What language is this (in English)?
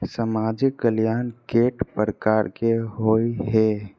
Maithili